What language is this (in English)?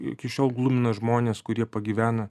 Lithuanian